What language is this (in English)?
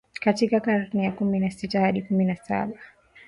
Swahili